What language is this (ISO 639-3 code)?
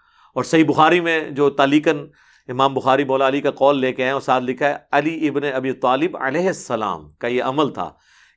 urd